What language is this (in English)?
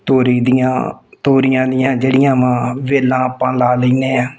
Punjabi